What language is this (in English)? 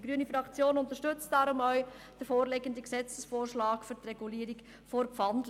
Swiss German